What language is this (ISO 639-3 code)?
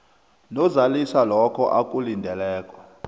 nbl